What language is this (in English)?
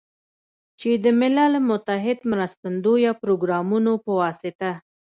Pashto